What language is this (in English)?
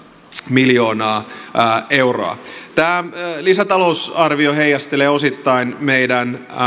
Finnish